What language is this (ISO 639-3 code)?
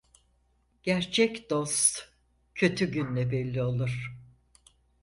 tur